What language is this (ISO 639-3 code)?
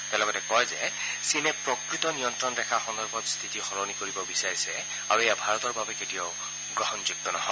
asm